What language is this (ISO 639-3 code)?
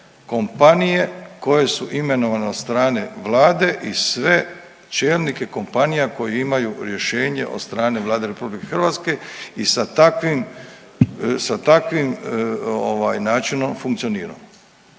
hrv